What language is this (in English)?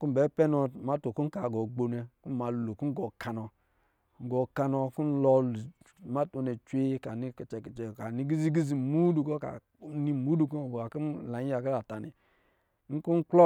Lijili